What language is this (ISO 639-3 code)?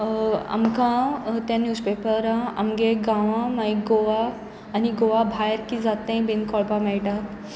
kok